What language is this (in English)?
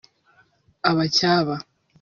Kinyarwanda